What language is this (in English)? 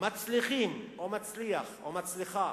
Hebrew